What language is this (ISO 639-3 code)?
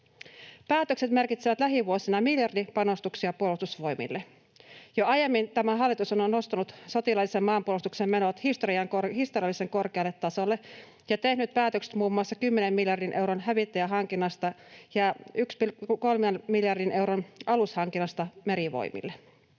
fin